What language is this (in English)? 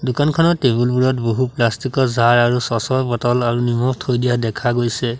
Assamese